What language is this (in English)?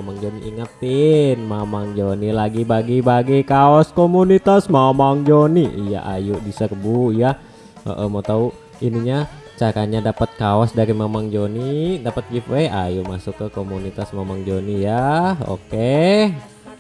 Indonesian